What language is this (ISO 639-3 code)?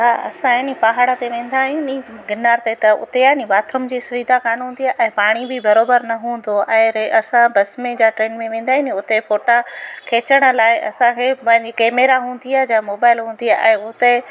snd